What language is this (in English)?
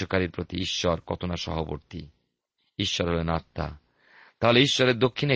Bangla